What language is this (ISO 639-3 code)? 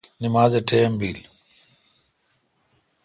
xka